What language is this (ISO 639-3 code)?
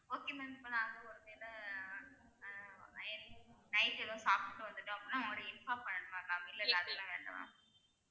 tam